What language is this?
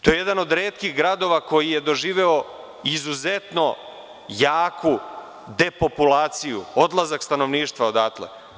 Serbian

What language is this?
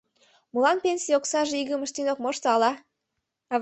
Mari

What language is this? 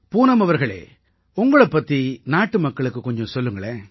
Tamil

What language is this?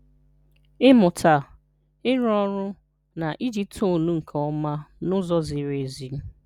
Igbo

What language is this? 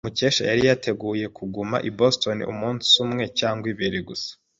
Kinyarwanda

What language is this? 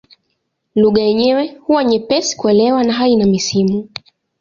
Swahili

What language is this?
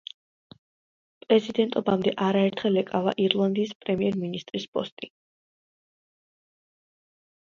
Georgian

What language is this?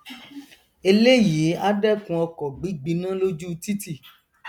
Yoruba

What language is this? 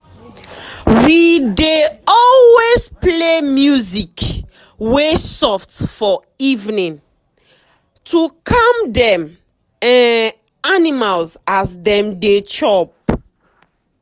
Nigerian Pidgin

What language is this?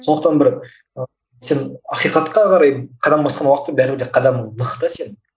Kazakh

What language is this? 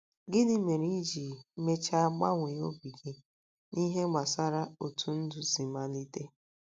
Igbo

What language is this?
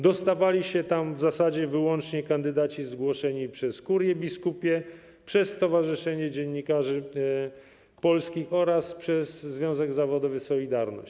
Polish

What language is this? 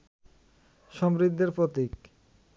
Bangla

